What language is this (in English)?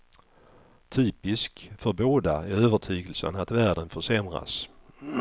Swedish